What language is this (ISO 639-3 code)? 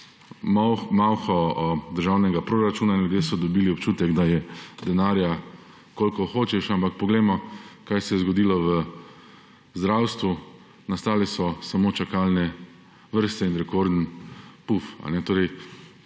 slv